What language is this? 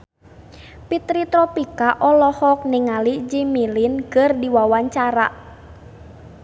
Sundanese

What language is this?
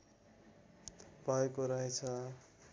Nepali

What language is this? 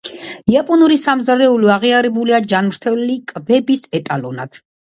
Georgian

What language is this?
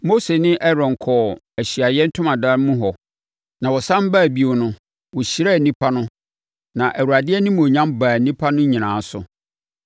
Akan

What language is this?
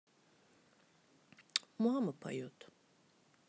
Russian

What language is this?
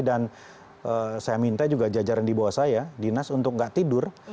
Indonesian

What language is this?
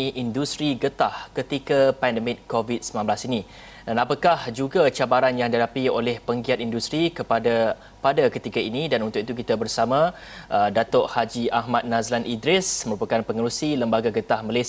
Malay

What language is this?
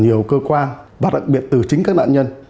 Vietnamese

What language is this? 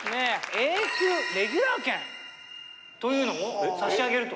Japanese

